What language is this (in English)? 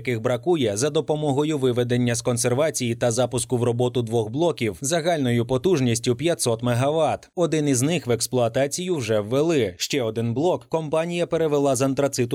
Ukrainian